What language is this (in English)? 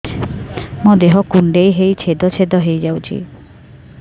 Odia